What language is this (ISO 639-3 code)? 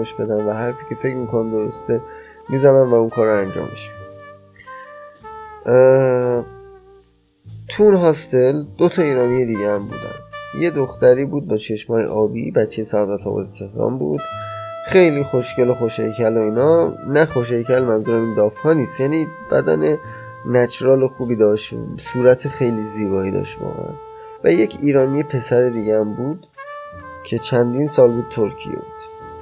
fas